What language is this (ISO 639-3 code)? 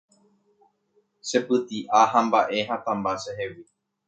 grn